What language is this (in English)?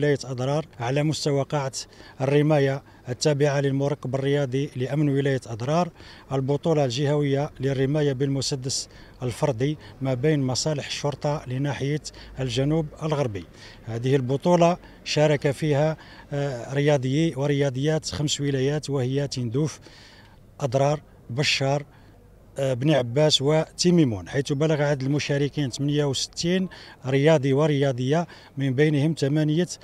Arabic